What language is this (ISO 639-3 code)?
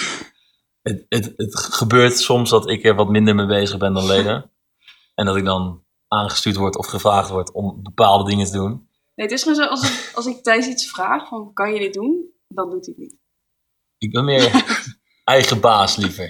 nld